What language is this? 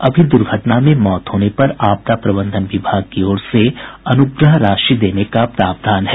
Hindi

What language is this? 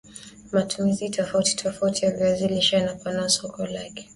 Swahili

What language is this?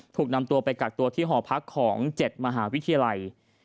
Thai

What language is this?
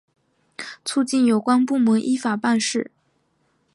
Chinese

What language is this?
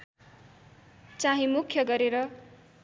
Nepali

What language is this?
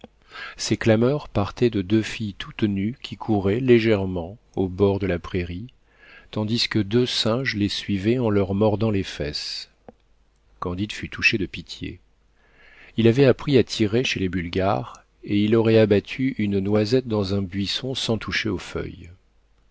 French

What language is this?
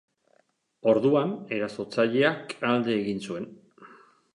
Basque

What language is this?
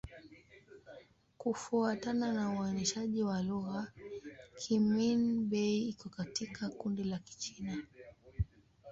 Swahili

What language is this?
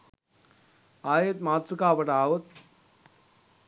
Sinhala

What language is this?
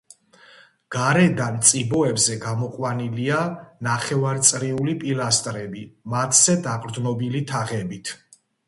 Georgian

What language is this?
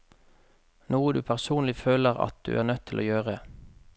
Norwegian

